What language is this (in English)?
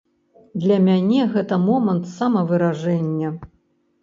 Belarusian